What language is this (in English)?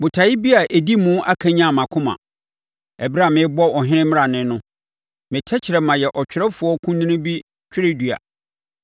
Akan